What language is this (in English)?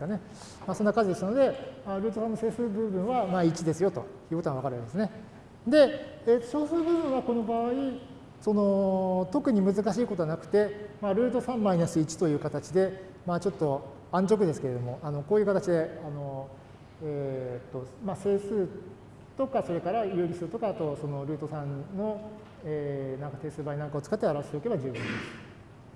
Japanese